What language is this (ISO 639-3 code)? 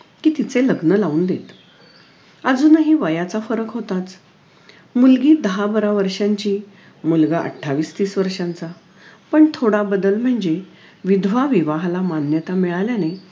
mar